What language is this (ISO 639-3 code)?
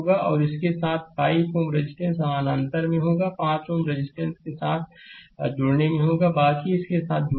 hin